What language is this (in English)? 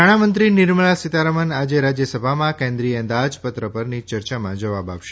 Gujarati